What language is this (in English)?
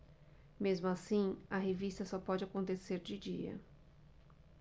Portuguese